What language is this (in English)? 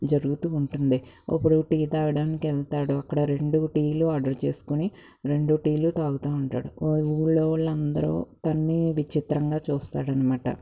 Telugu